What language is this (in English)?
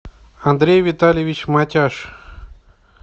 Russian